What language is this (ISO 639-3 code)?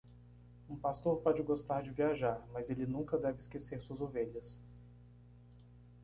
por